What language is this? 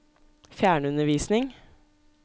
Norwegian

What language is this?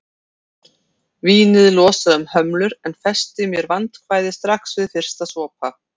Icelandic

